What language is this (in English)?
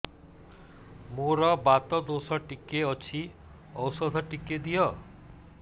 Odia